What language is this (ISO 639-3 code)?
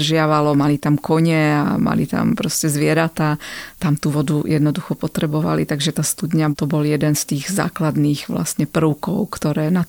slk